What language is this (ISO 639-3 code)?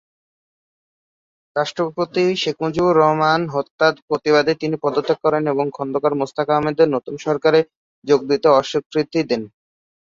ben